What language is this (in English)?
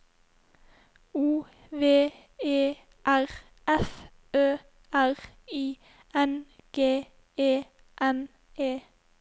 Norwegian